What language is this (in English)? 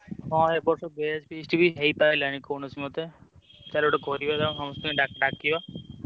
Odia